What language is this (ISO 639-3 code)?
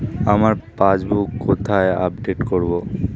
ben